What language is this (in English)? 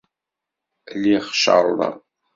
Kabyle